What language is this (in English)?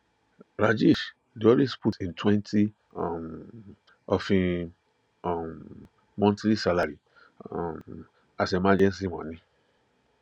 Nigerian Pidgin